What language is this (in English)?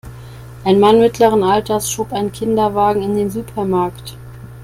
German